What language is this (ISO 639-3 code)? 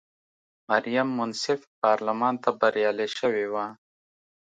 pus